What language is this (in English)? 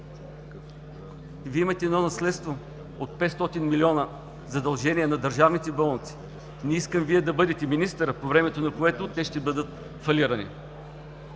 Bulgarian